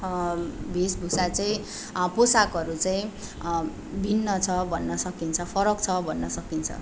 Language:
Nepali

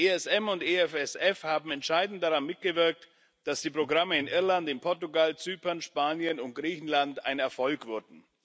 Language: German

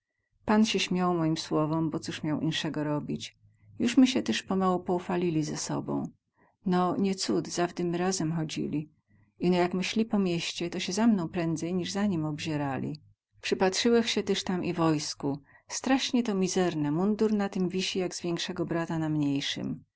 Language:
Polish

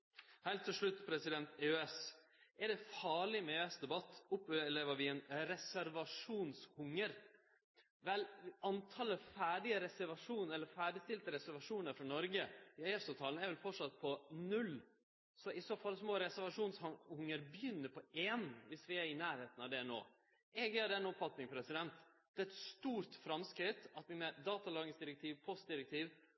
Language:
Norwegian Nynorsk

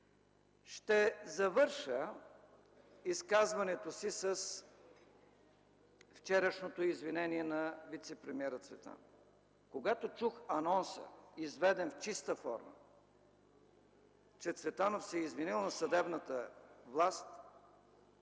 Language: Bulgarian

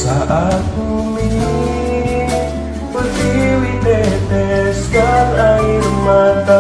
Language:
Indonesian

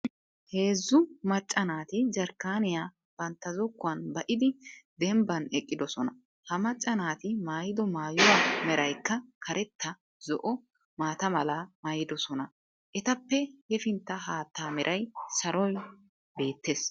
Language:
Wolaytta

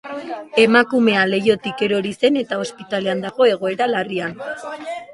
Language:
Basque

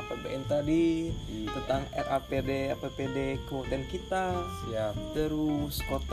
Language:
Indonesian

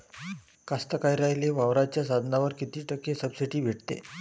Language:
Marathi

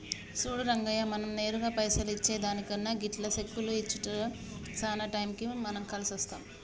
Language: Telugu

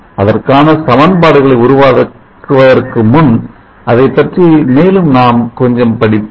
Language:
Tamil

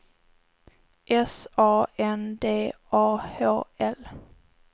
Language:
Swedish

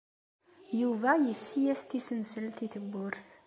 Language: Kabyle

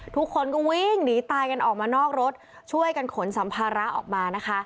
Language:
Thai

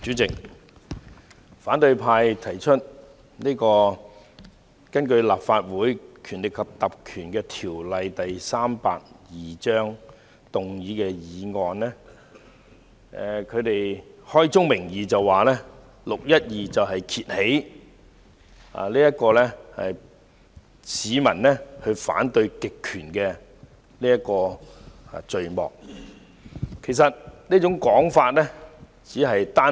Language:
Cantonese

